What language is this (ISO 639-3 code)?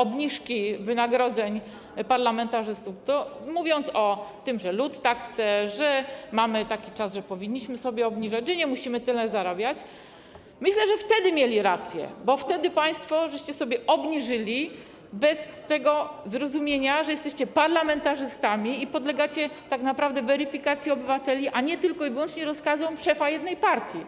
pol